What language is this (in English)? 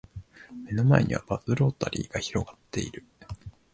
Japanese